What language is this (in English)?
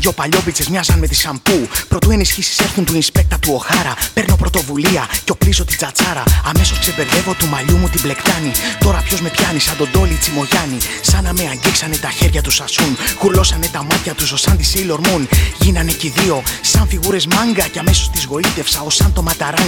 Greek